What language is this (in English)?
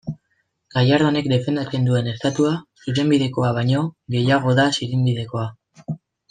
Basque